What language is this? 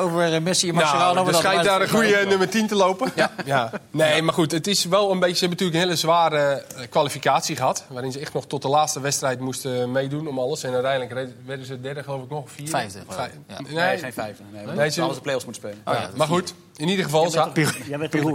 Dutch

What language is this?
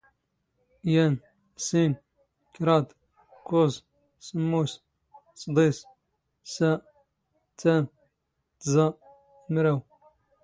Standard Moroccan Tamazight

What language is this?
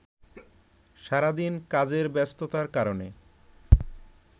Bangla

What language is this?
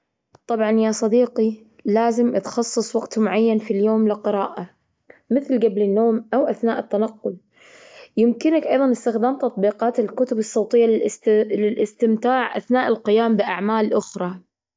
Gulf Arabic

